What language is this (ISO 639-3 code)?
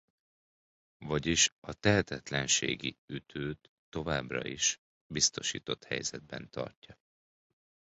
hun